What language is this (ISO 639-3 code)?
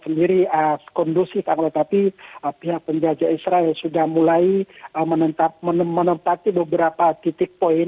ind